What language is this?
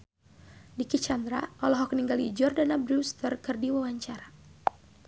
Sundanese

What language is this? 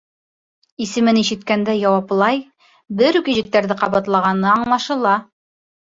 Bashkir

